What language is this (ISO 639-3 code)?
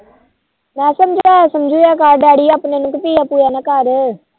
pan